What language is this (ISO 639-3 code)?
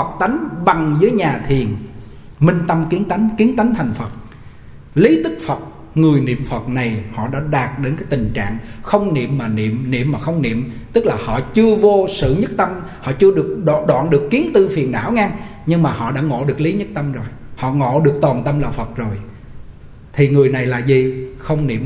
vie